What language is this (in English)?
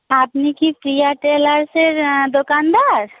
Bangla